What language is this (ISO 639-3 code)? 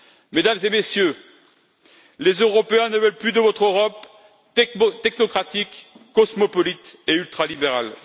fra